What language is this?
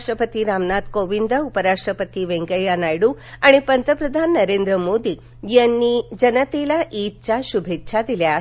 Marathi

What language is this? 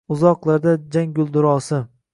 Uzbek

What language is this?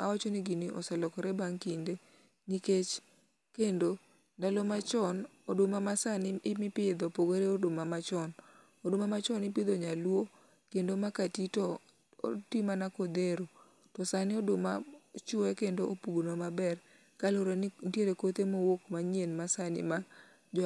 Luo (Kenya and Tanzania)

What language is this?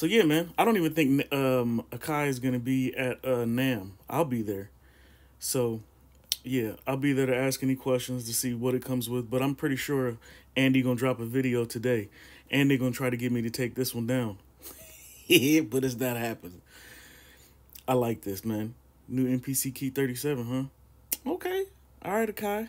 English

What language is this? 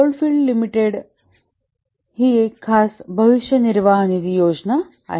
Marathi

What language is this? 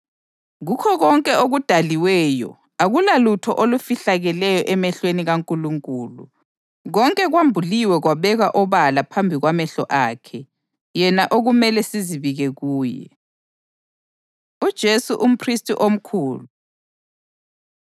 North Ndebele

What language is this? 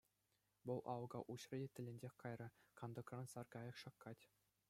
Chuvash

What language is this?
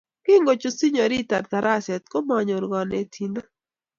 Kalenjin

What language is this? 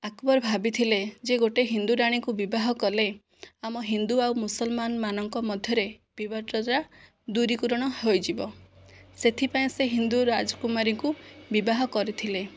Odia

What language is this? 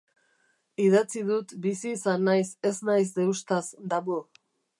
Basque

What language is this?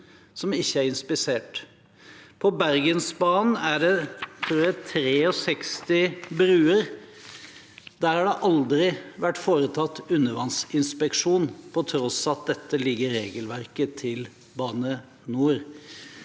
Norwegian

